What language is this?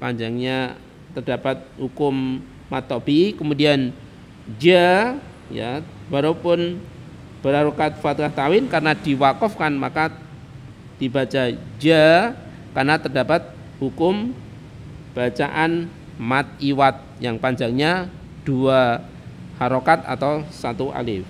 Indonesian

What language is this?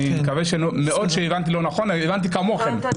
Hebrew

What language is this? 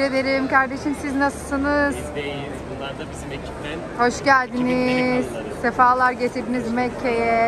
Turkish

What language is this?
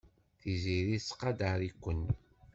Kabyle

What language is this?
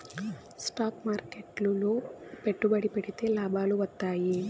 Telugu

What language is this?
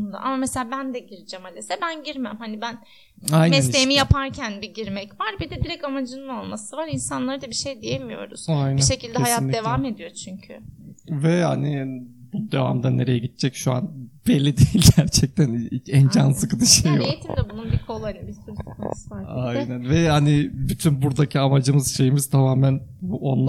Turkish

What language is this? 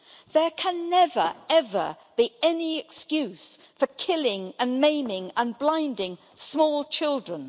English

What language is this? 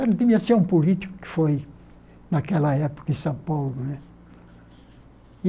Portuguese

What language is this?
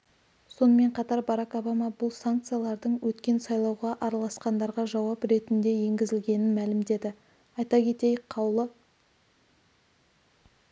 Kazakh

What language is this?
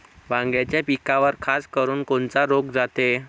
Marathi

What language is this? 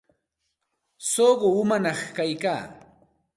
Santa Ana de Tusi Pasco Quechua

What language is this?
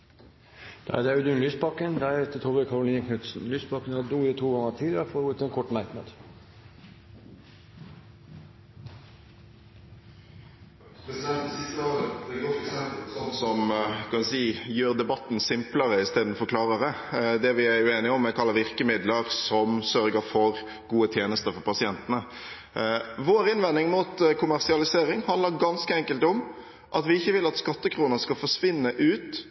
Norwegian Bokmål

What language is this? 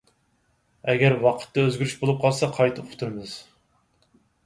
Uyghur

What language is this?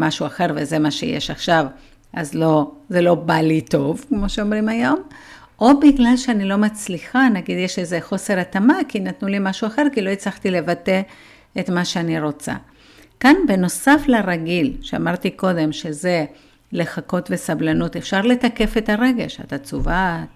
Hebrew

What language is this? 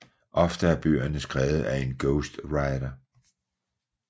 Danish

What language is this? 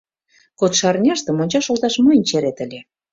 Mari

